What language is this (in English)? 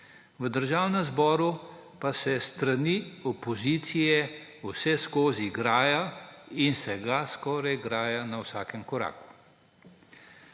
Slovenian